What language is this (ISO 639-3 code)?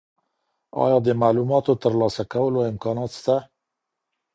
pus